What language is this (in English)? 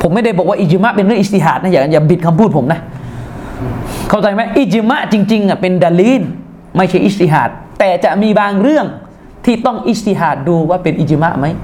Thai